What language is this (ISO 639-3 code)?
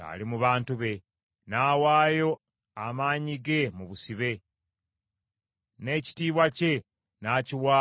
lug